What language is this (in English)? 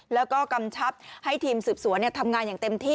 Thai